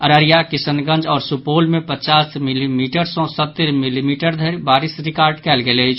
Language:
Maithili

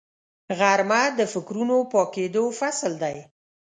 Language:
Pashto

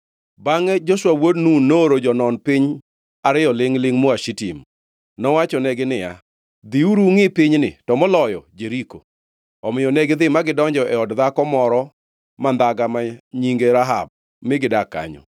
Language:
Luo (Kenya and Tanzania)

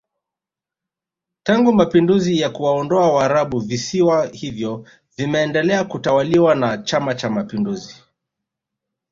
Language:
Swahili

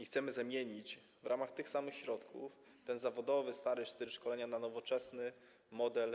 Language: Polish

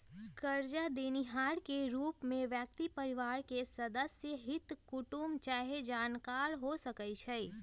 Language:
Magahi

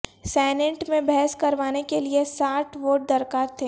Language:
Urdu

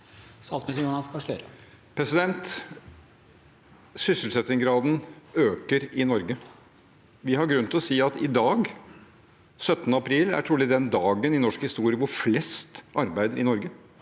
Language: Norwegian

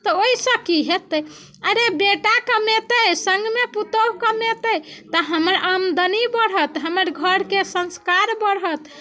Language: Maithili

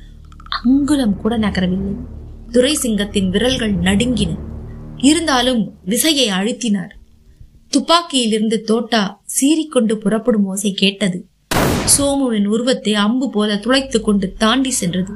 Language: Tamil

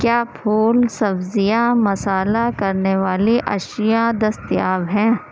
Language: Urdu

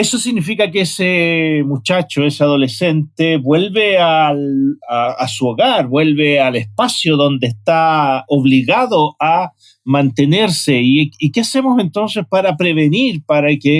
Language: Spanish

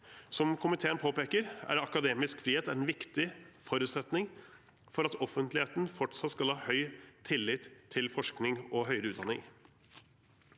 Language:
Norwegian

